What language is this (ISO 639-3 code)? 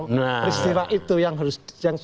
ind